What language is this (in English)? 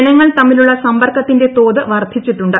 Malayalam